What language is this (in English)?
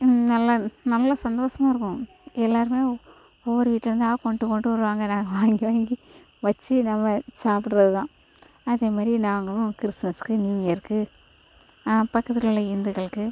Tamil